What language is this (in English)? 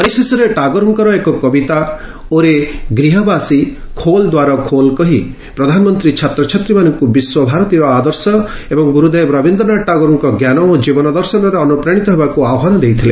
Odia